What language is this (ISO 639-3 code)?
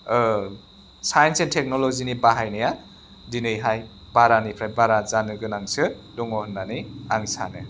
brx